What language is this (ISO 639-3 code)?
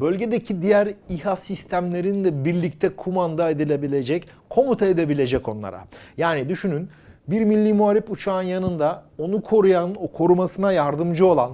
tur